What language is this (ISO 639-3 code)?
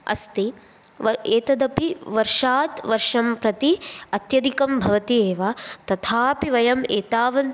san